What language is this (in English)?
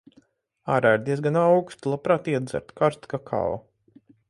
Latvian